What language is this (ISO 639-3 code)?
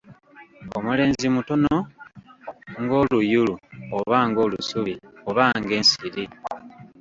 lug